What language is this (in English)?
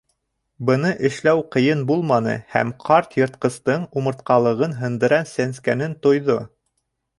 Bashkir